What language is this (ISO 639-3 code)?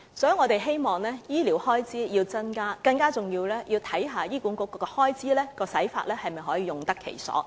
yue